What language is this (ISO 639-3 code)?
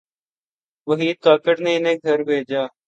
urd